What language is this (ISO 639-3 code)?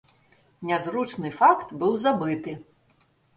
bel